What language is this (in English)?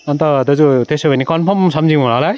Nepali